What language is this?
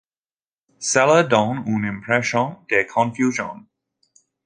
French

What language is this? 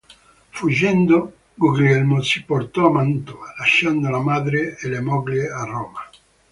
Italian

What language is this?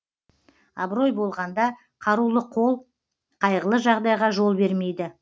Kazakh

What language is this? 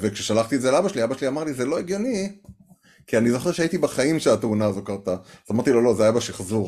Hebrew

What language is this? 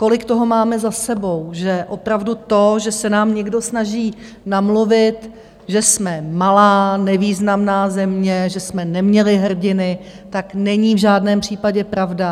Czech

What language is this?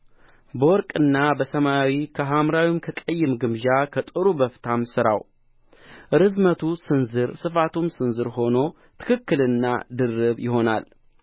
Amharic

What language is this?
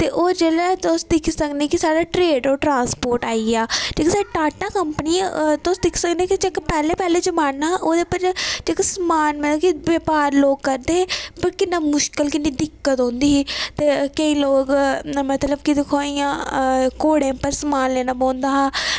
Dogri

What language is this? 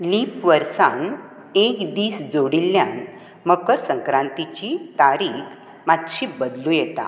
Konkani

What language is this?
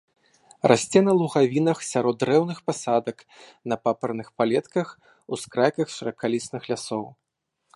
Belarusian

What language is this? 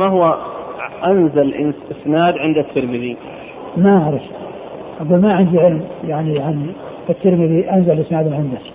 Arabic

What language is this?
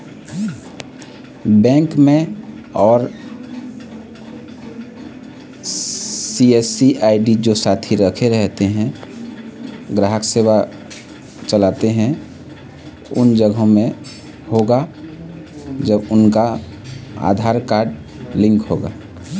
Chhattisgarhi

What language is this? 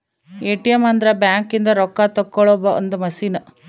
Kannada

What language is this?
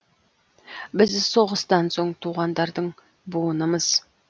Kazakh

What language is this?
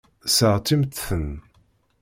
Kabyle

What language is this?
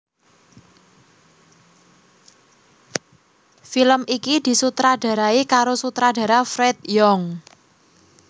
Javanese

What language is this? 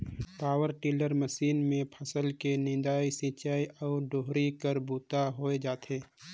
Chhattisgarhi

